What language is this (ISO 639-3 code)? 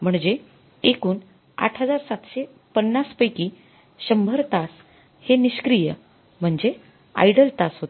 mar